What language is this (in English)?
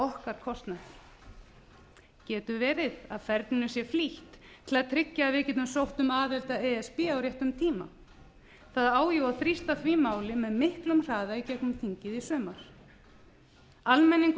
Icelandic